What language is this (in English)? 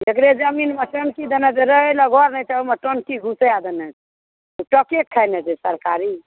Maithili